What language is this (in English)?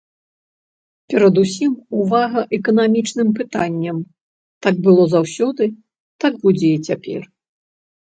Belarusian